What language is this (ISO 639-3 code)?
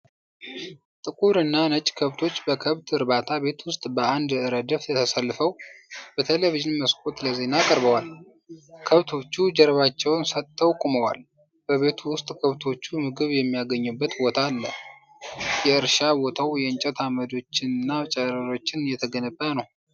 amh